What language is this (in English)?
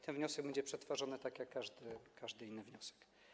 Polish